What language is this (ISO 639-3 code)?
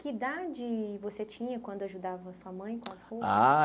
por